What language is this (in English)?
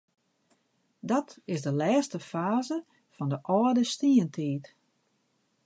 Western Frisian